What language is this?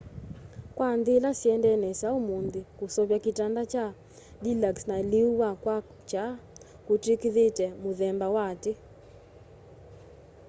Kamba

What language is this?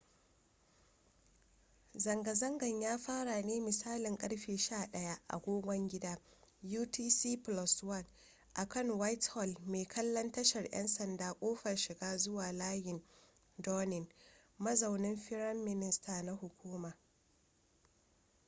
Hausa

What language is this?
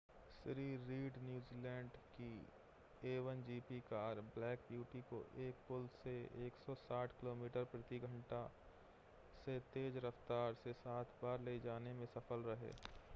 Hindi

